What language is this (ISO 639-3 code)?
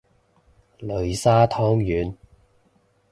yue